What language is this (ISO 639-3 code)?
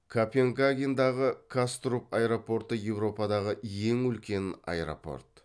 kaz